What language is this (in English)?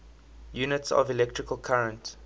English